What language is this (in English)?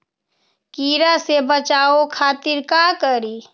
Magahi